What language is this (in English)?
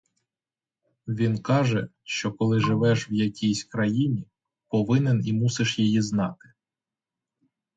Ukrainian